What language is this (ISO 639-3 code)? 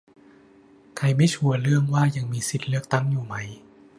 tha